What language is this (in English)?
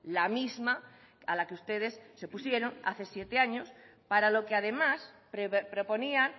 Spanish